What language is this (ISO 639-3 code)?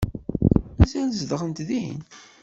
kab